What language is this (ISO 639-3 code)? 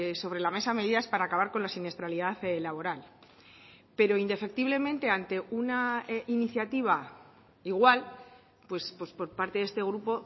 spa